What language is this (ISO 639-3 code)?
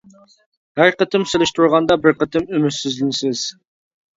uig